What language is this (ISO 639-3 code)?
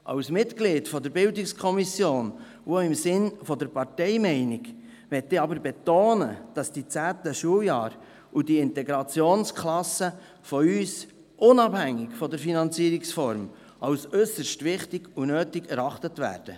gsw